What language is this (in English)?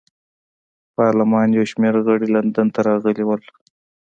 Pashto